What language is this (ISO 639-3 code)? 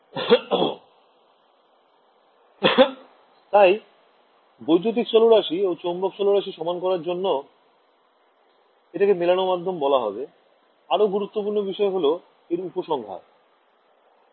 ben